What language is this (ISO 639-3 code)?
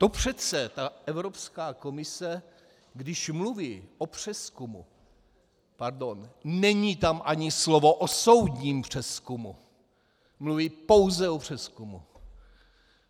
ces